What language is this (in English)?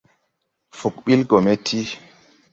Tupuri